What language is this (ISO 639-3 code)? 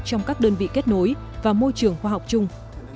vie